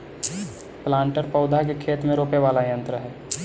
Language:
Magahi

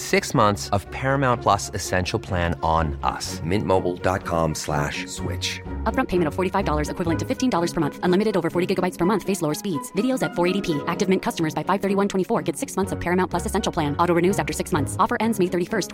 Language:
Swedish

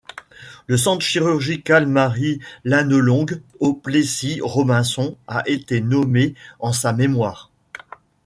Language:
French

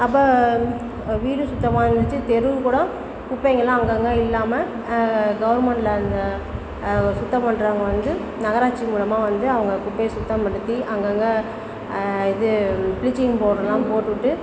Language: Tamil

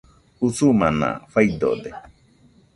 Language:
Nüpode Huitoto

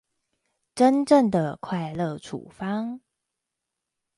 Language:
Chinese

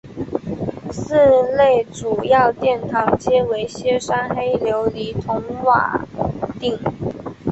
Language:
Chinese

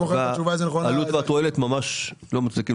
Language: Hebrew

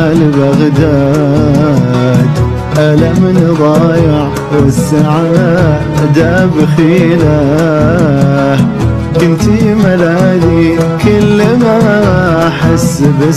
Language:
Arabic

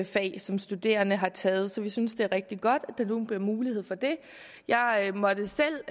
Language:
Danish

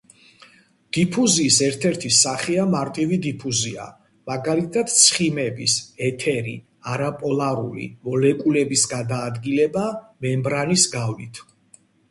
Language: Georgian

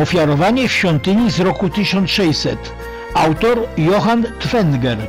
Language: Polish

